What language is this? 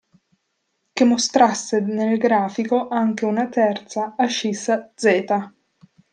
Italian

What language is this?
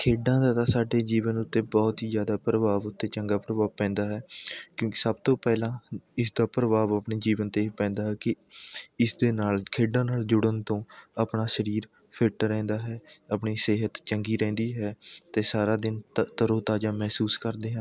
Punjabi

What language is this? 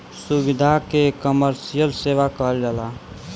Bhojpuri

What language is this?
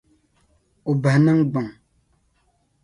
Dagbani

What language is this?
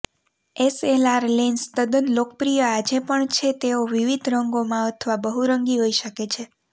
Gujarati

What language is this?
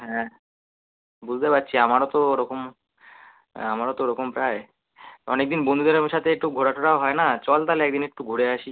Bangla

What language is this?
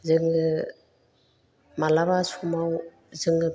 Bodo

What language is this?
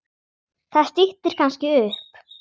Icelandic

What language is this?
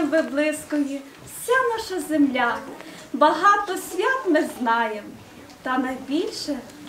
Ukrainian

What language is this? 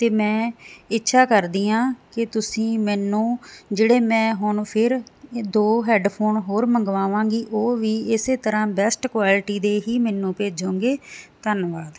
Punjabi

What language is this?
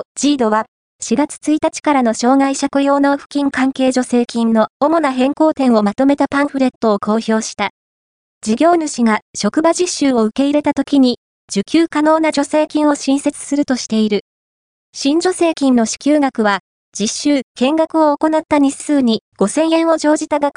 Japanese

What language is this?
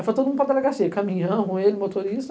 Portuguese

